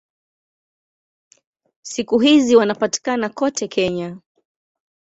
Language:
Swahili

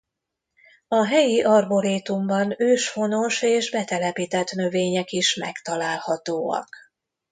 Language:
Hungarian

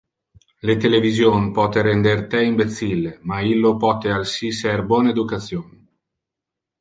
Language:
Interlingua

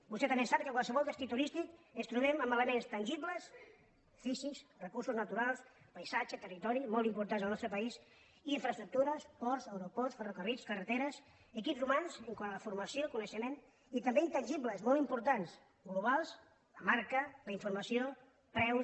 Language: Catalan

